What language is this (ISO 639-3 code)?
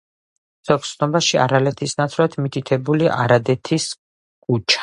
kat